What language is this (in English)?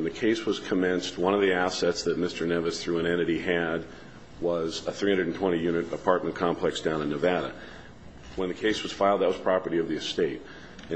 English